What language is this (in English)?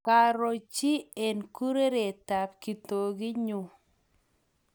Kalenjin